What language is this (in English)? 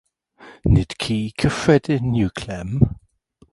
Welsh